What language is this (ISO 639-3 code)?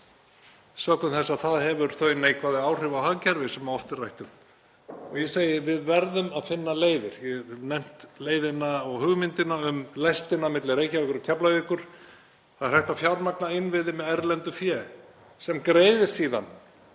isl